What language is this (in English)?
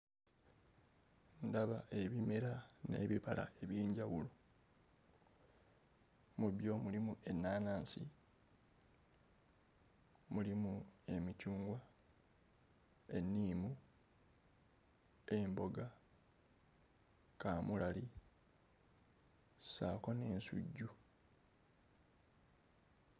Ganda